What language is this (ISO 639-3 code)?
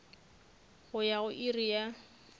nso